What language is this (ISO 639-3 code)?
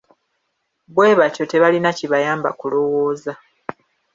lug